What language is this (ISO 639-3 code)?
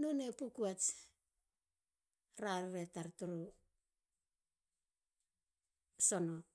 hla